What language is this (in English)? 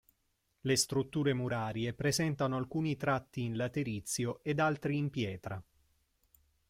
Italian